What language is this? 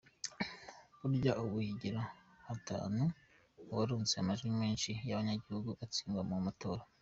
Kinyarwanda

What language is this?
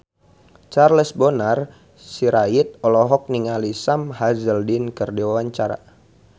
Sundanese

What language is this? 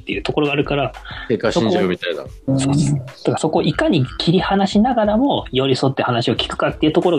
Japanese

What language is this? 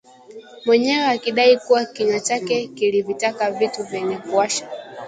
Swahili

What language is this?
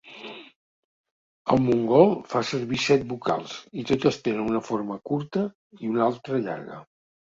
Catalan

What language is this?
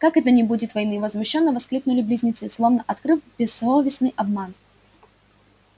Russian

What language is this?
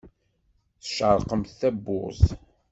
Kabyle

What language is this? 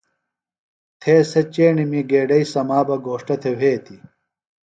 Phalura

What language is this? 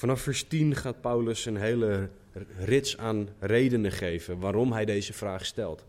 Dutch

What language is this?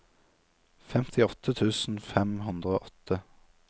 Norwegian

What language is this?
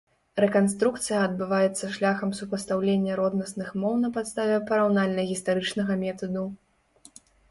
Belarusian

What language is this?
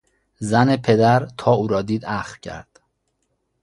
Persian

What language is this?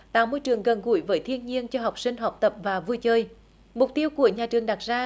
Vietnamese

